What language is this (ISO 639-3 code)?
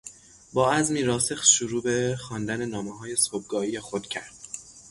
fas